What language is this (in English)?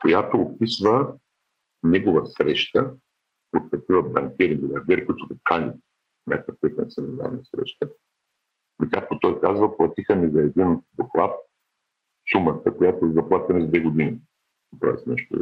Bulgarian